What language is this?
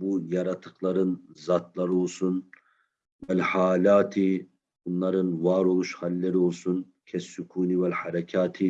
Turkish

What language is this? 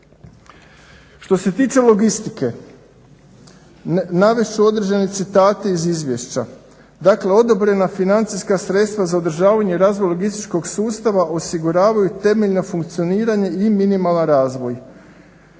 Croatian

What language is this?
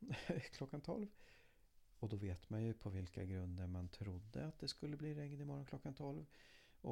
Swedish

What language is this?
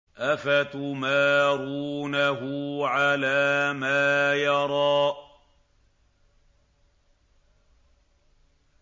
Arabic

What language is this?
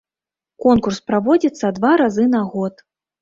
Belarusian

